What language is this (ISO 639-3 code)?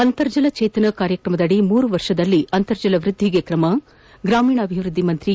kan